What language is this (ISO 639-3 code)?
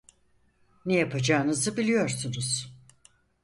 tur